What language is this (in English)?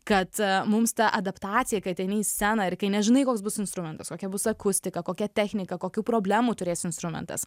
Lithuanian